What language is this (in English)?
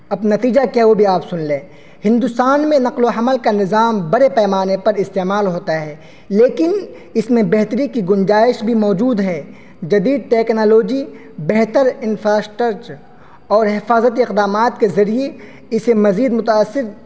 Urdu